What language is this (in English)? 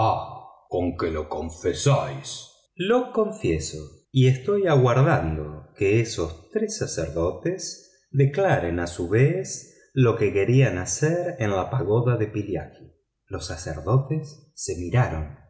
Spanish